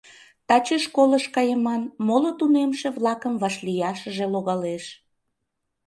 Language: Mari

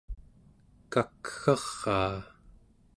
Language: Central Yupik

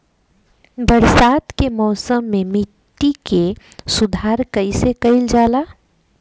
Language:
Bhojpuri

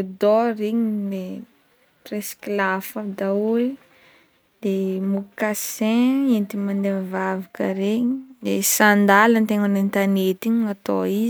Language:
Northern Betsimisaraka Malagasy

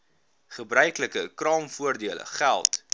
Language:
Afrikaans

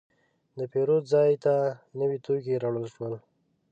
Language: Pashto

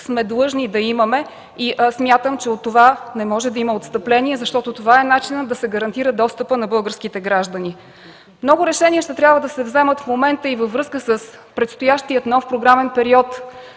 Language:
Bulgarian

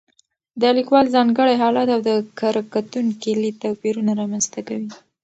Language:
Pashto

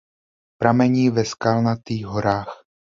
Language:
Czech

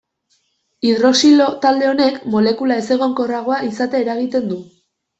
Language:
Basque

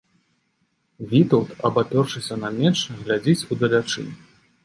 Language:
Belarusian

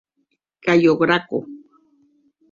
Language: Occitan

